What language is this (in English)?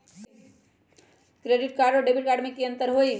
Magahi